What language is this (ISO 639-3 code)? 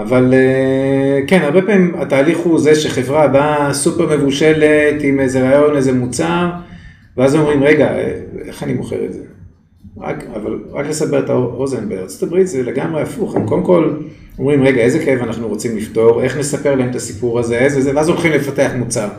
heb